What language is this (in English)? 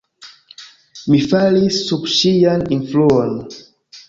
Esperanto